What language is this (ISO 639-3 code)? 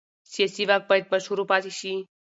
pus